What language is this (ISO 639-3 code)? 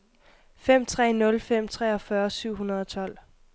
dan